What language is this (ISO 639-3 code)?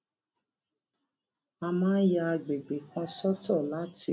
yor